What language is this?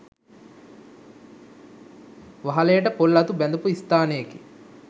Sinhala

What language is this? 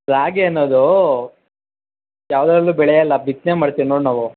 Kannada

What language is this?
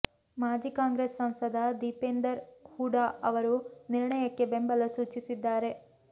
Kannada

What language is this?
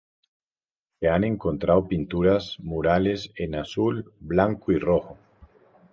Spanish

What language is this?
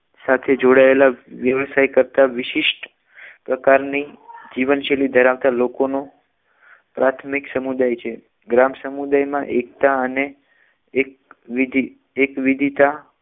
Gujarati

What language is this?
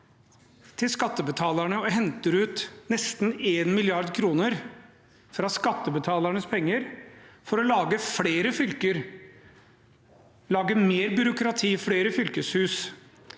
Norwegian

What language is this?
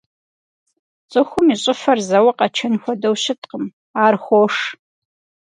Kabardian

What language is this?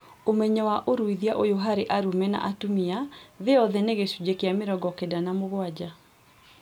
Kikuyu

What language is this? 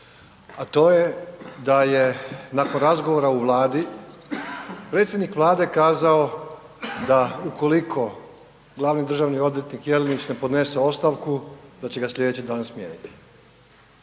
Croatian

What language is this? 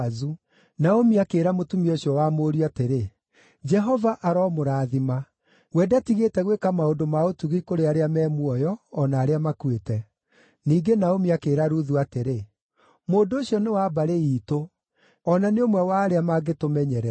Kikuyu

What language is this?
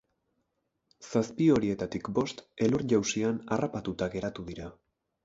Basque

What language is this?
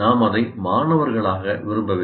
Tamil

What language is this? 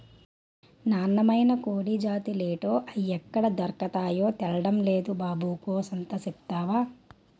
Telugu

